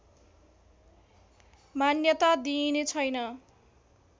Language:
Nepali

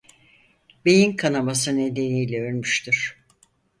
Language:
Turkish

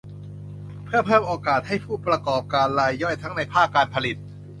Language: Thai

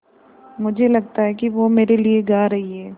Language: Hindi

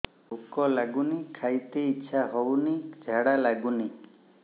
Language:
Odia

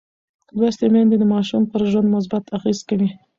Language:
Pashto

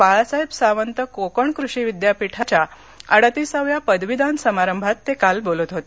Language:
Marathi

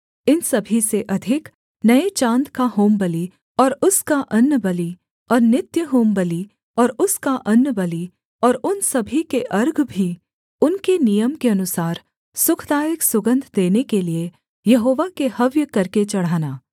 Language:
Hindi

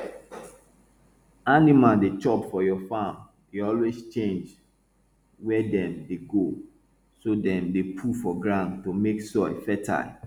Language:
Nigerian Pidgin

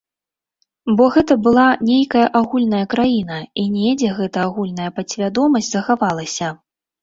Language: Belarusian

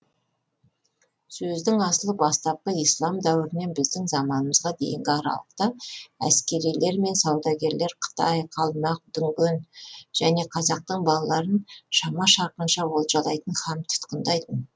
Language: Kazakh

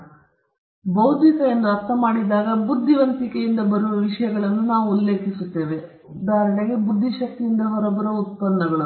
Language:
Kannada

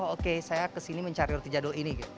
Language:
Indonesian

